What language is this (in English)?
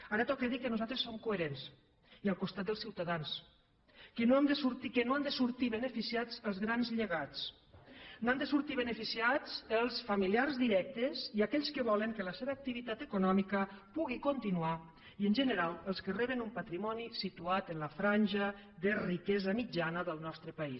Catalan